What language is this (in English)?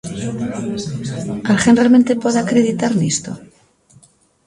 Galician